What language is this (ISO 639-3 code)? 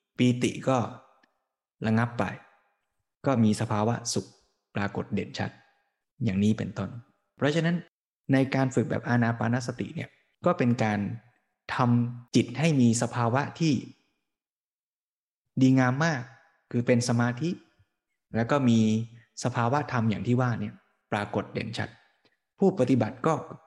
tha